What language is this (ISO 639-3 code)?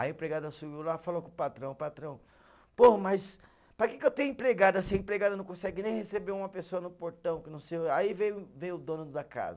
por